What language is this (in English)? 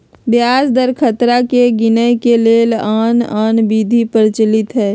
Magahi